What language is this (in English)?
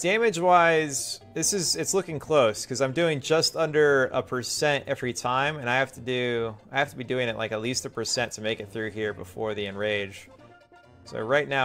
English